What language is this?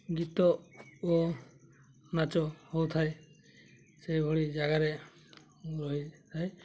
Odia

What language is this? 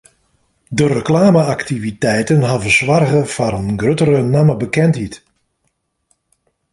Western Frisian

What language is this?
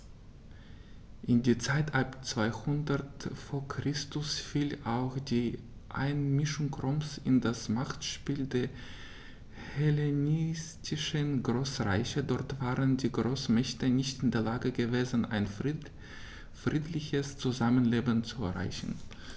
German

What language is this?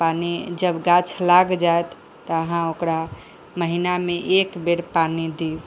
Maithili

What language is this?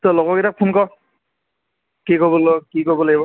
Assamese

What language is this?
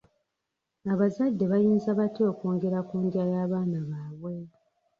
Ganda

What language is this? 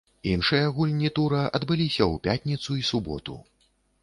Belarusian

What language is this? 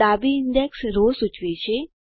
Gujarati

